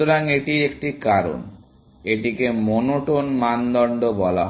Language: Bangla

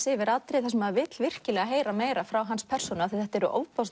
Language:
Icelandic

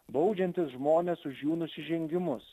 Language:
Lithuanian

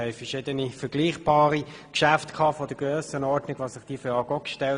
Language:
Swiss German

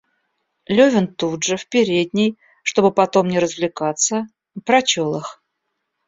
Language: Russian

